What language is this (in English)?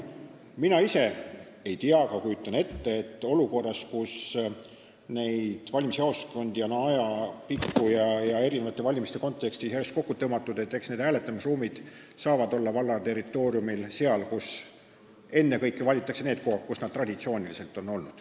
Estonian